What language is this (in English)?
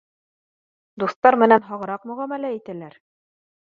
Bashkir